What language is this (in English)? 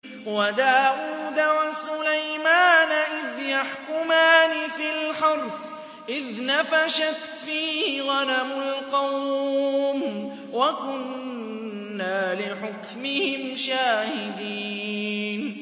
Arabic